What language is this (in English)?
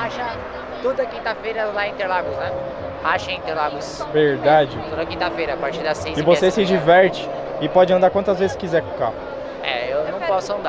Portuguese